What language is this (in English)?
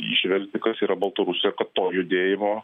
Lithuanian